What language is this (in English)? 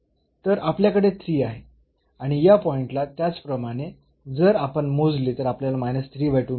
Marathi